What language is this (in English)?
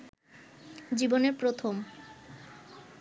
Bangla